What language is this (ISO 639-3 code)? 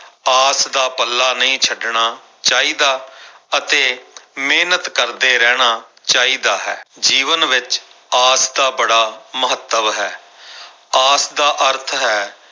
pan